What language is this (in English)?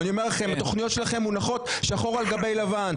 Hebrew